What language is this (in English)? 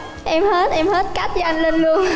Vietnamese